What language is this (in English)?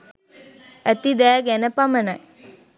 Sinhala